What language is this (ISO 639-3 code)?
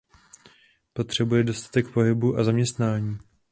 ces